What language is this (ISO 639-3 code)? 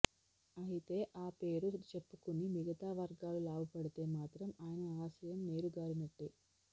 tel